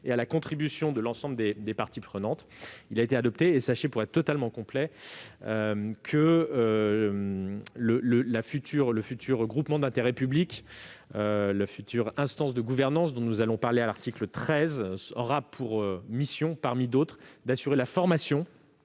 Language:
French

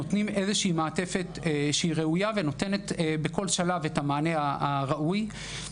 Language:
Hebrew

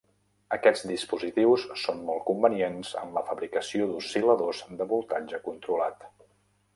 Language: Catalan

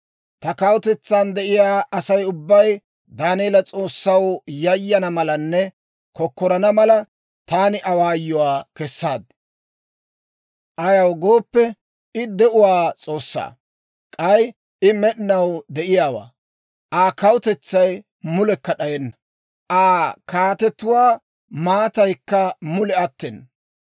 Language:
Dawro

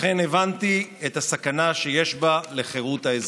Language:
Hebrew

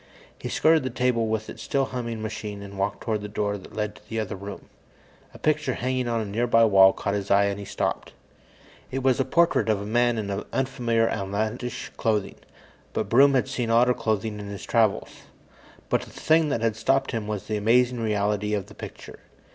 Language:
English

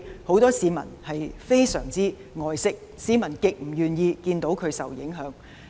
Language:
Cantonese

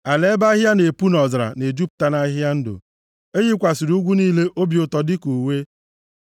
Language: Igbo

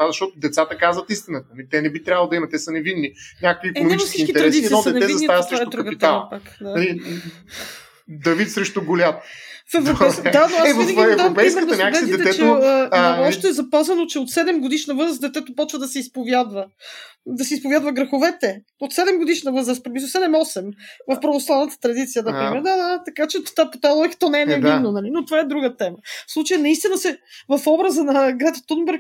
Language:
Bulgarian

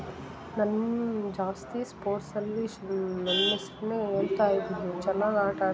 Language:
Kannada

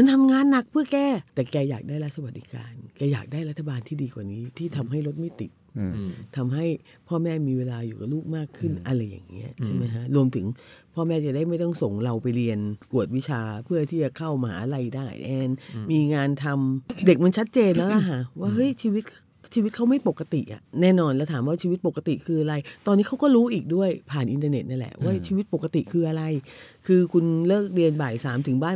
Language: Thai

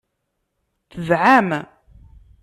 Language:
Kabyle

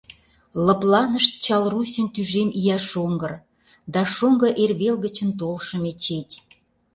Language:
Mari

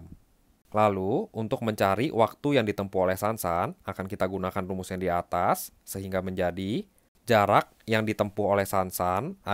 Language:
Indonesian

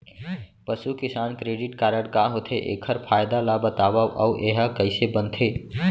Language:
Chhattisgarhi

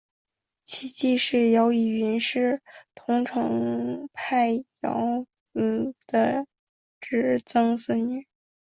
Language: Chinese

